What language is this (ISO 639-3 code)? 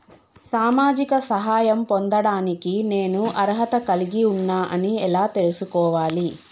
tel